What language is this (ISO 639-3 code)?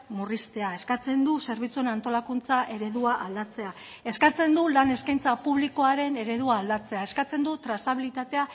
eus